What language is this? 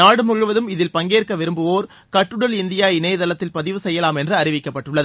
Tamil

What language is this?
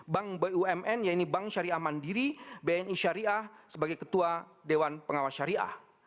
Indonesian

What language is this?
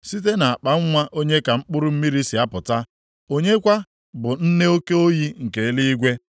Igbo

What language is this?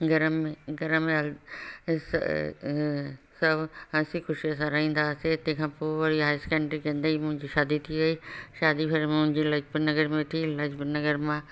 Sindhi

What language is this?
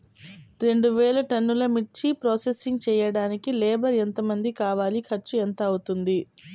Telugu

